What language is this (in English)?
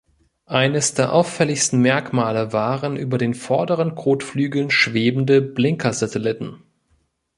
German